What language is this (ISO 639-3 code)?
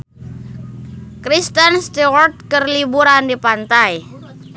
sun